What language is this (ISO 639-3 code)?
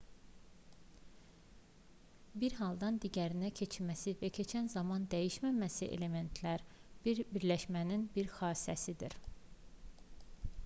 aze